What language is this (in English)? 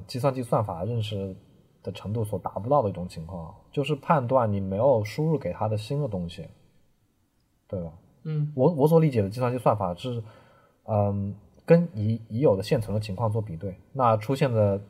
Chinese